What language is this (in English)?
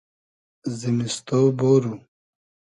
Hazaragi